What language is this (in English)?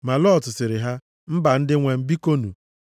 Igbo